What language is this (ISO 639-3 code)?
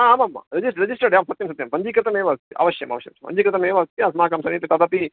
san